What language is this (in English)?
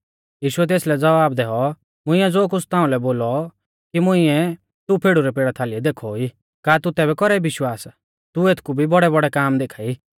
Mahasu Pahari